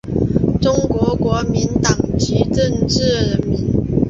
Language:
Chinese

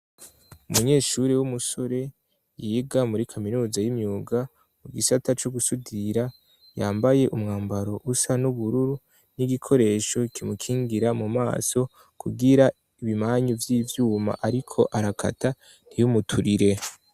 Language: Rundi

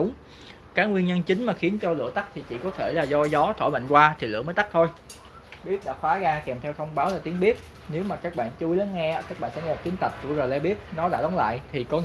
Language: Vietnamese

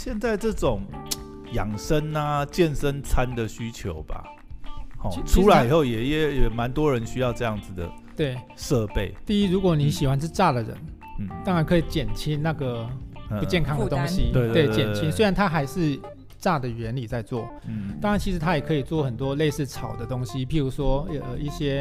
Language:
Chinese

